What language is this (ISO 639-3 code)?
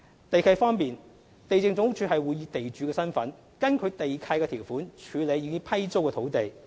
yue